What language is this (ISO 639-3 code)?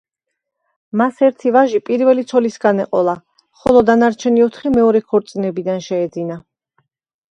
kat